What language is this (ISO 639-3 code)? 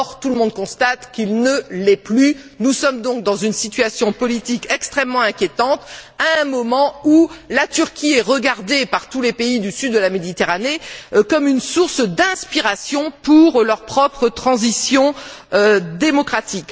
fra